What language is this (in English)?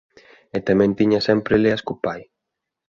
Galician